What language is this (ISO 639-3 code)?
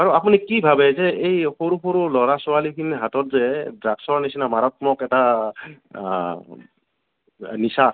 asm